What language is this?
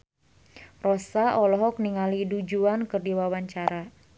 Sundanese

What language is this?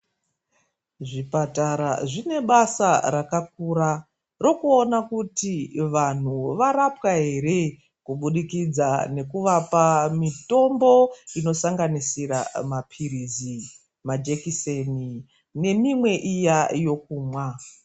Ndau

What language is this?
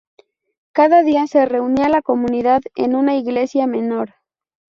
Spanish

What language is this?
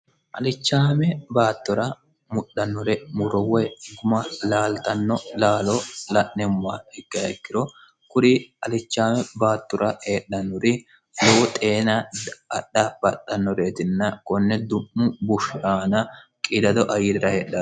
Sidamo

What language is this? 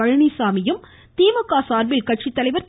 Tamil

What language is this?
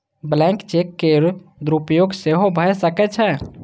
Maithili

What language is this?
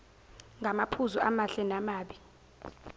Zulu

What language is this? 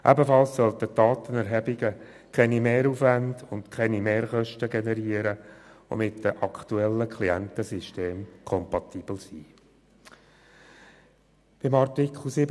Swiss German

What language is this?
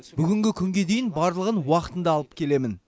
Kazakh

